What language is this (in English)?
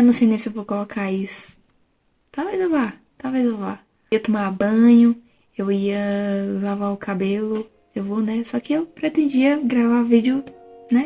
Portuguese